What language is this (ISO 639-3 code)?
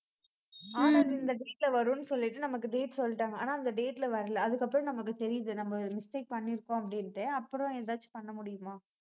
tam